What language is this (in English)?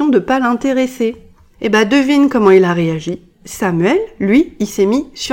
French